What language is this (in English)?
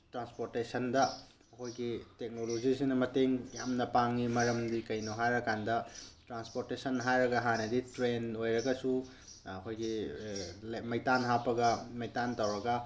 Manipuri